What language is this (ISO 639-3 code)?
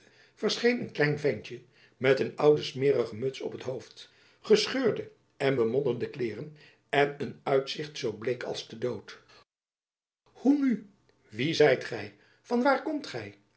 nld